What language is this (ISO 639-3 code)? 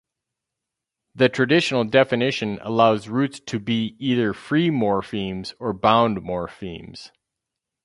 eng